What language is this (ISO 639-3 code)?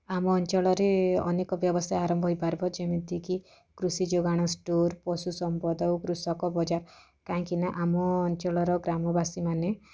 ori